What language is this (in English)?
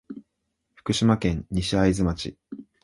Japanese